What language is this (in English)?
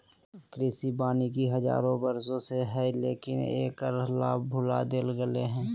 Magahi